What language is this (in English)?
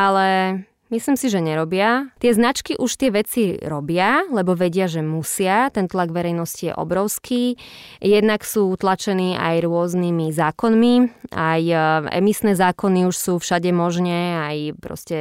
Slovak